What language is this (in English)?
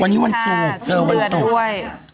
Thai